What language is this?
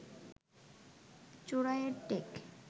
Bangla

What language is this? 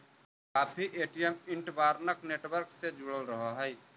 Magahi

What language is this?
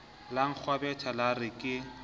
Southern Sotho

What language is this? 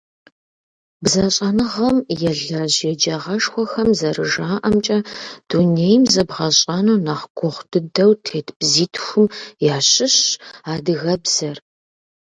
Kabardian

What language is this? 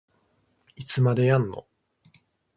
Japanese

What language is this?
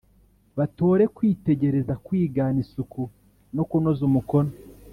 Kinyarwanda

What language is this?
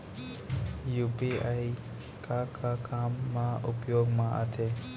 Chhattisgarhi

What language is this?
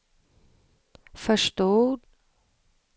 Swedish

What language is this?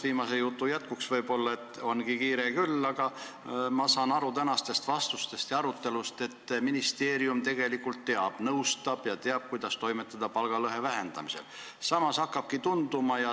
Estonian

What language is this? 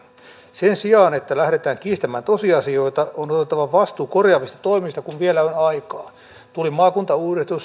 Finnish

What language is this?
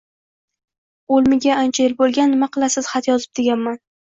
Uzbek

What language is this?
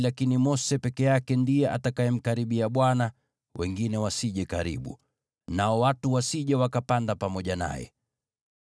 Swahili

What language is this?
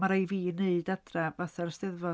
Welsh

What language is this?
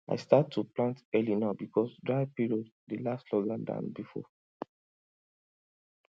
Nigerian Pidgin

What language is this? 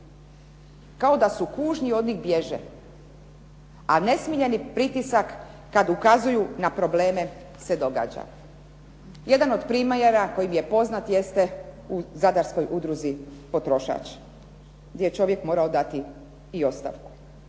Croatian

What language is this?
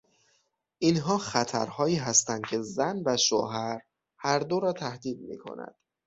Persian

